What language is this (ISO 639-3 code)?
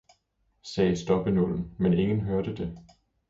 dan